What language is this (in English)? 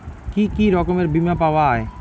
Bangla